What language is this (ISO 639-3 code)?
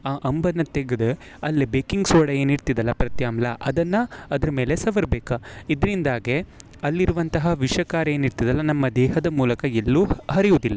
kan